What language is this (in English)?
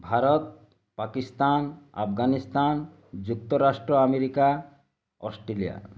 Odia